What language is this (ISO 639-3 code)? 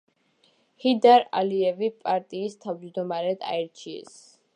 kat